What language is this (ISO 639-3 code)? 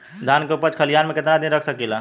bho